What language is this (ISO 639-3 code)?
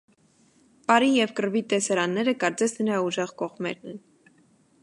hye